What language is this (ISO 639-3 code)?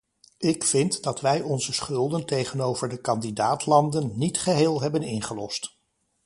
nld